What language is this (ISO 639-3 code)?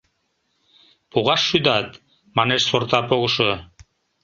chm